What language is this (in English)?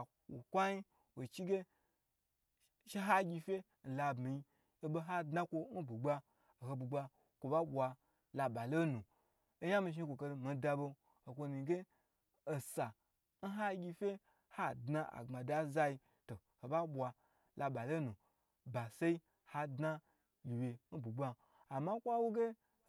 Gbagyi